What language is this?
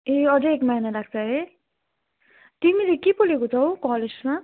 Nepali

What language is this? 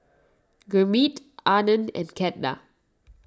English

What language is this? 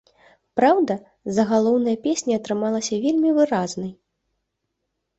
Belarusian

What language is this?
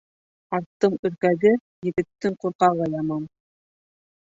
Bashkir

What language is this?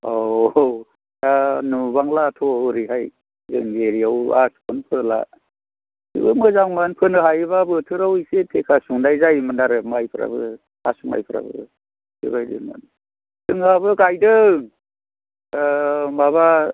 Bodo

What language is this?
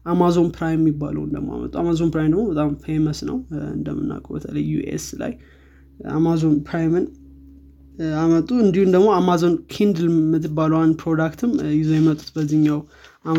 Amharic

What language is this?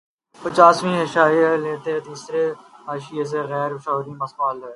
Urdu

